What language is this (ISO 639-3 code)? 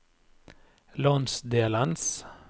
nor